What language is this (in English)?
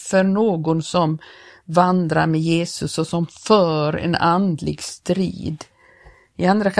Swedish